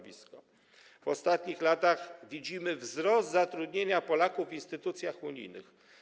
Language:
Polish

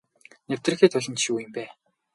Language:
Mongolian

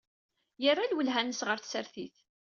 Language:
Kabyle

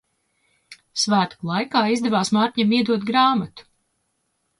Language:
Latvian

